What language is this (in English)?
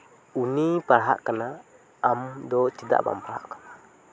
Santali